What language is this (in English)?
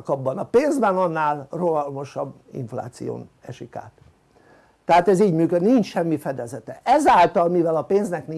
Hungarian